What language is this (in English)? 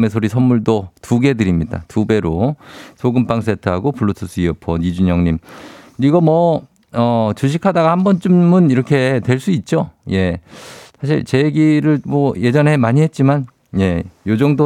Korean